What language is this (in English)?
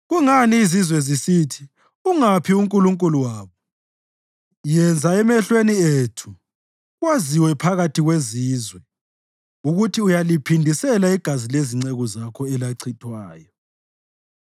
North Ndebele